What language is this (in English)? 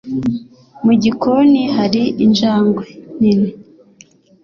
Kinyarwanda